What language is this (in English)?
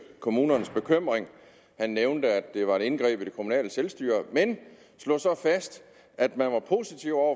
Danish